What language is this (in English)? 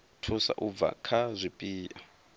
Venda